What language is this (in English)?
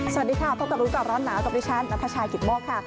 Thai